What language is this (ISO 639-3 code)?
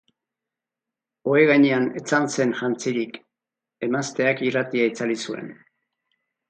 eus